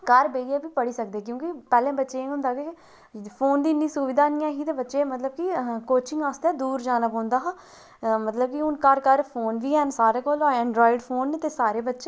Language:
Dogri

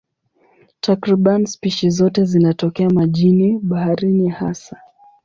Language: Swahili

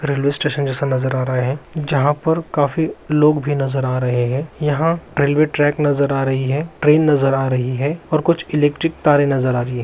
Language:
Magahi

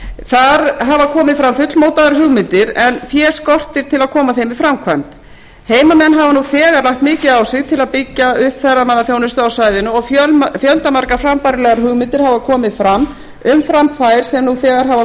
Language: Icelandic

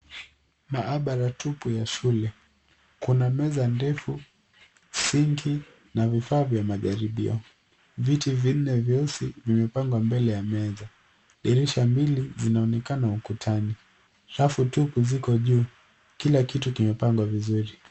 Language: Swahili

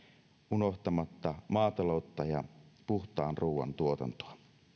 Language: Finnish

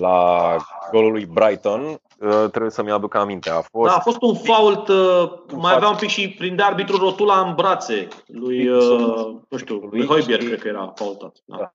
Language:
Romanian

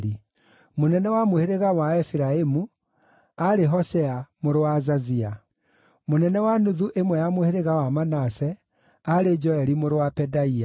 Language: Kikuyu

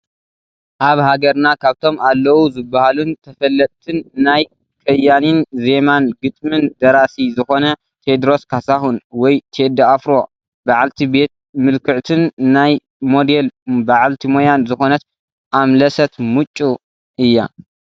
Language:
Tigrinya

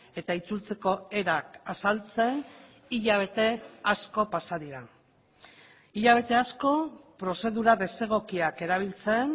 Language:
Basque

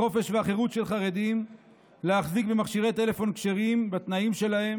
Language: Hebrew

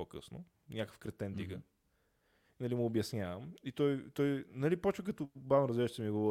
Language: Bulgarian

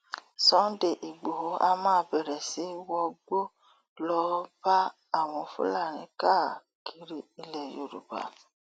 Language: Yoruba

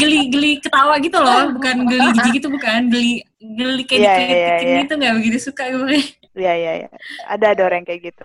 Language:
Indonesian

